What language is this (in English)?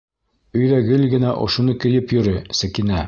Bashkir